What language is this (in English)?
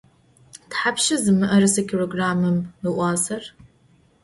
Adyghe